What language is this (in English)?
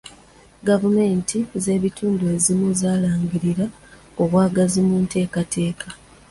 Ganda